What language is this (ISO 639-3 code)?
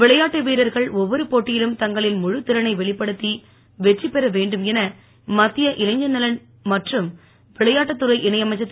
tam